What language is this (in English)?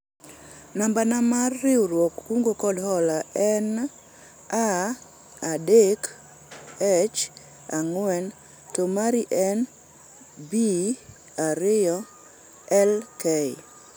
Luo (Kenya and Tanzania)